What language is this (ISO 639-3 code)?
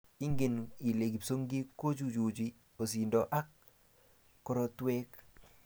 kln